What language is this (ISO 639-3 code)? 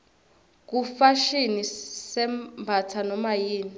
ssw